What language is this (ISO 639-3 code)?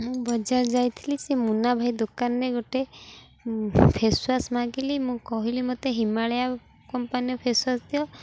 ori